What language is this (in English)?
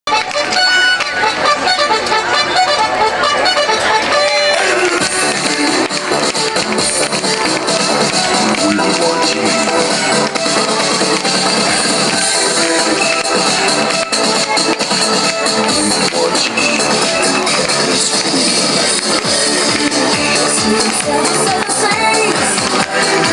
Ukrainian